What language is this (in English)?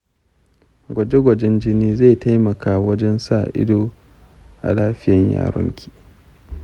Hausa